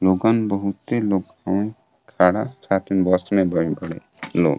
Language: Bhojpuri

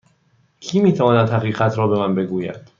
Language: Persian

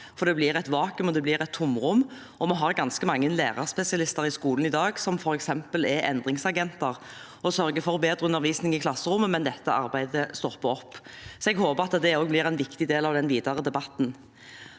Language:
Norwegian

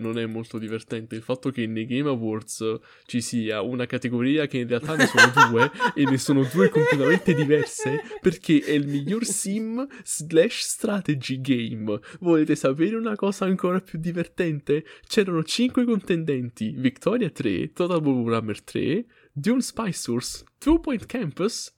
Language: Italian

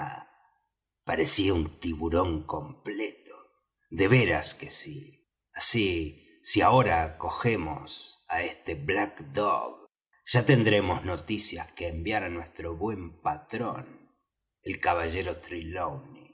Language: Spanish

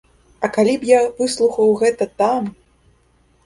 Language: Belarusian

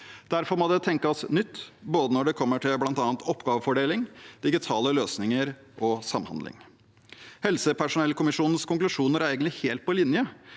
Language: Norwegian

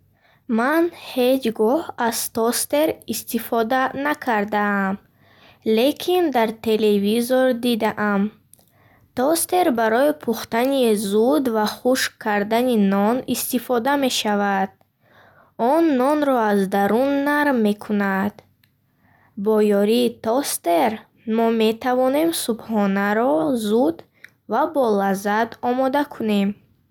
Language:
Bukharic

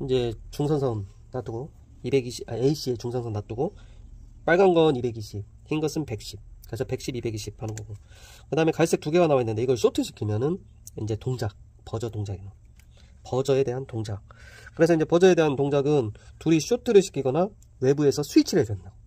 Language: Korean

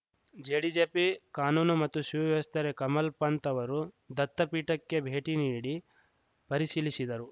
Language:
Kannada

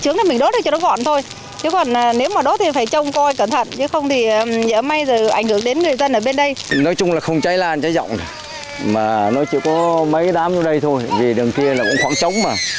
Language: Vietnamese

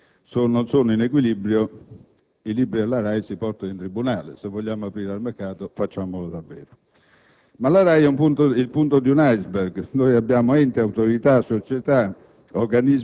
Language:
Italian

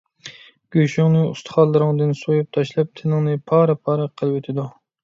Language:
Uyghur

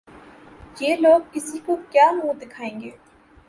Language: Urdu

